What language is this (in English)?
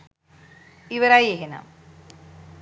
Sinhala